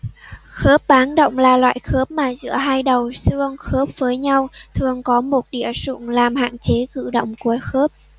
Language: Vietnamese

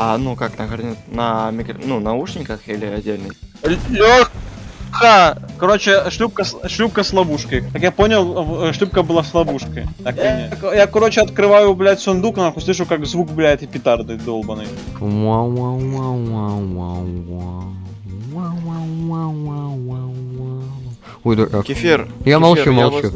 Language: Russian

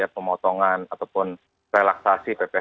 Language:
Indonesian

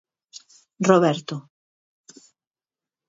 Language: Galician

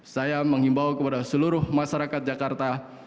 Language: Indonesian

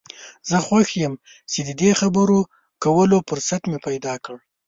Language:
Pashto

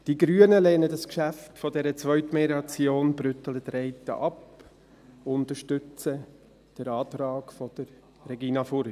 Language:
Swiss German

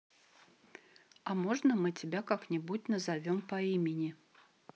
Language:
Russian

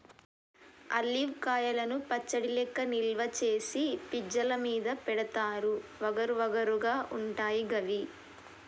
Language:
Telugu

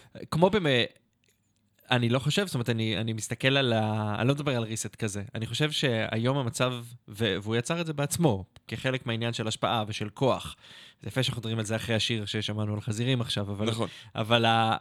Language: Hebrew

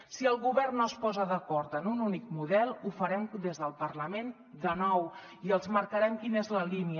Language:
Catalan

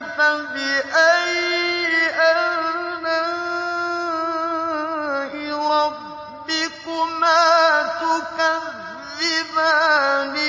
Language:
Arabic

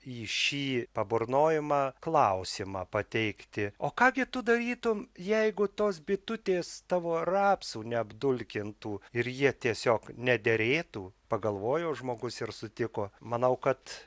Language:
Lithuanian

